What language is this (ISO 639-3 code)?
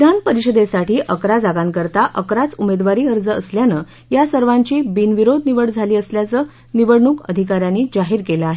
mar